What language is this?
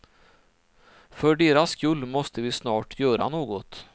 Swedish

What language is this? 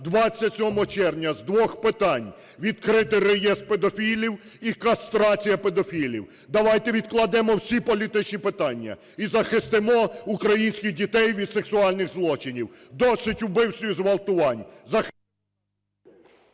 Ukrainian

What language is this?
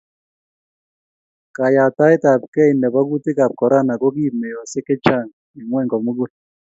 Kalenjin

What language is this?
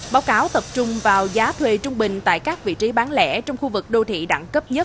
Vietnamese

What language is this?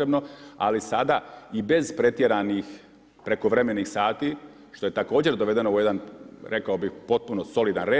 Croatian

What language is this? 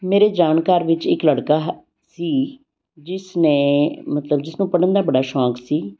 Punjabi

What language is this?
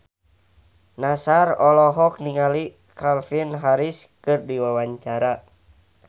Sundanese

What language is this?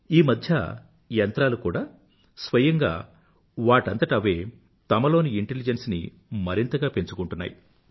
Telugu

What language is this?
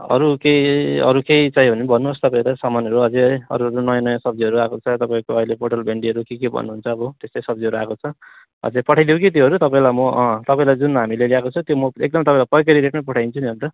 Nepali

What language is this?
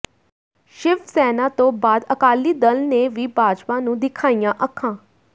Punjabi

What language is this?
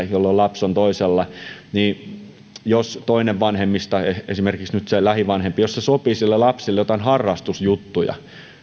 Finnish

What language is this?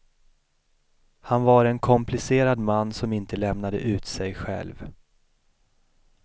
Swedish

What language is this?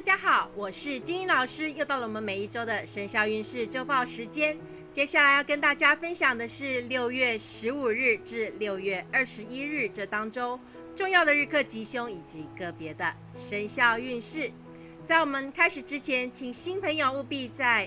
Chinese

